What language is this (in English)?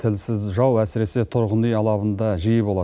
Kazakh